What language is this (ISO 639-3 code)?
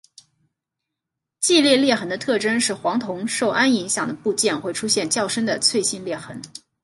zho